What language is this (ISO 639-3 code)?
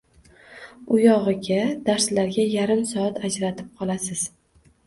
uzb